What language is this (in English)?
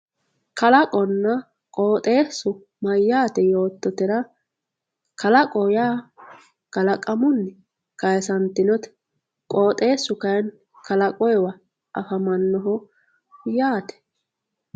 Sidamo